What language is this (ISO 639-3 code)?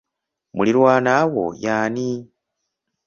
lug